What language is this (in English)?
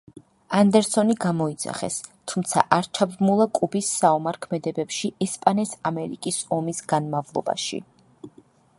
Georgian